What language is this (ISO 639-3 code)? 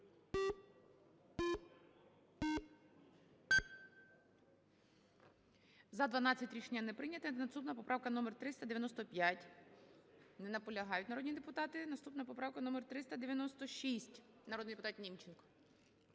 ukr